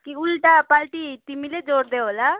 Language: Nepali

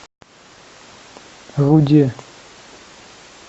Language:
Russian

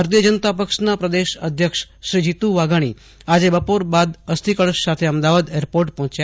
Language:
Gujarati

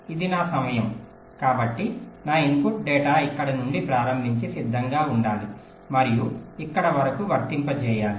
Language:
Telugu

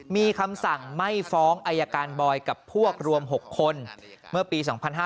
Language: Thai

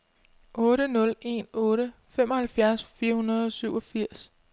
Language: Danish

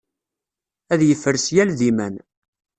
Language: Kabyle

